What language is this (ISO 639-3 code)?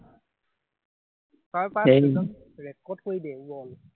asm